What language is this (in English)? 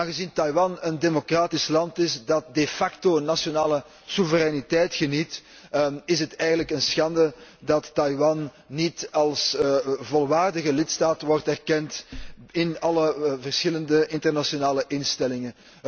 Dutch